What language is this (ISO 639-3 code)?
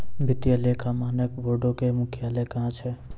mai